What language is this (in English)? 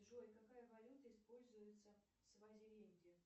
Russian